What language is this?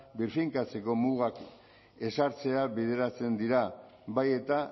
Basque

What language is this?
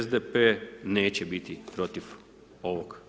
Croatian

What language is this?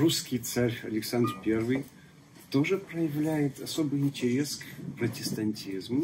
Russian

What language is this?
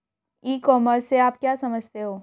Hindi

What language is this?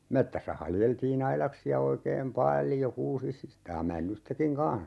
Finnish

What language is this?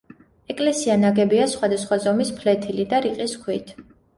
Georgian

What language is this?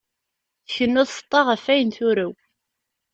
Kabyle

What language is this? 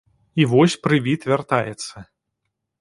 Belarusian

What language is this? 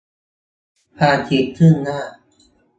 Thai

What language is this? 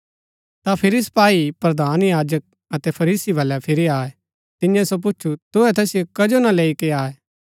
Gaddi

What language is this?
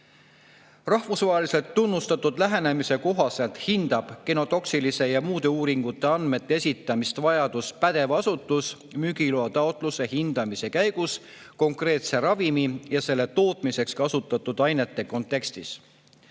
Estonian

